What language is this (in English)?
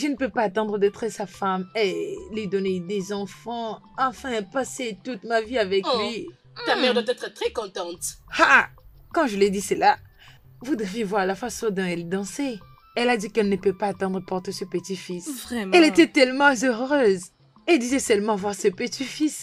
French